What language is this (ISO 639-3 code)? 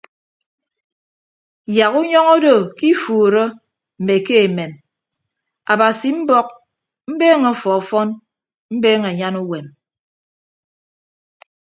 ibb